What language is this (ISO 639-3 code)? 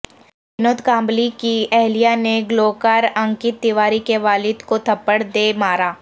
urd